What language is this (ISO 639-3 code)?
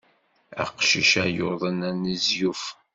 kab